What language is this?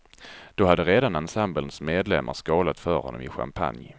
Swedish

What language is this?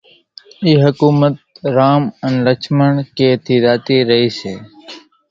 Kachi Koli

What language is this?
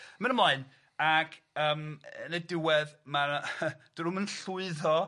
Welsh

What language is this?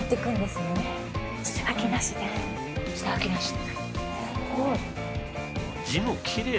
Japanese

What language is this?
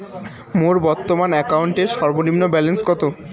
Bangla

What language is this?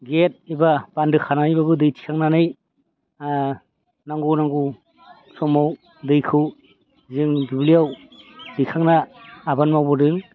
Bodo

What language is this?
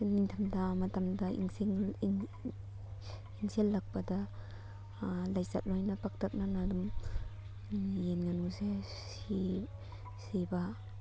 Manipuri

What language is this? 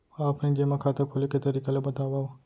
Chhattisgarhi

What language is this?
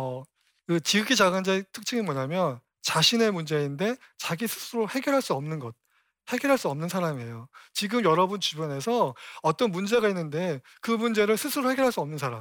Korean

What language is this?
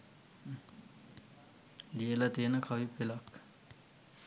Sinhala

